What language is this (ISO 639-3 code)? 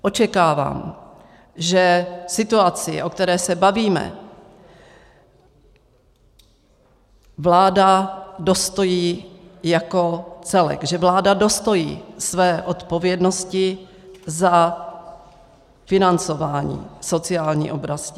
ces